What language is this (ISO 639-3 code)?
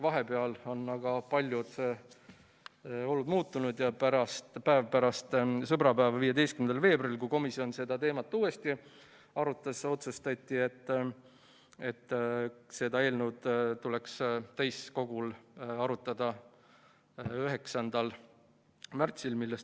est